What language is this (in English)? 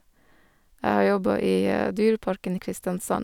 Norwegian